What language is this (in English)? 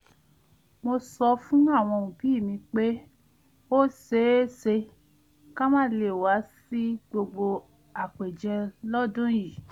Yoruba